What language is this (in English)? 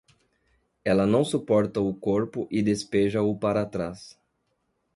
Portuguese